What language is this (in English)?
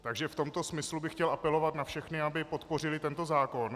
Czech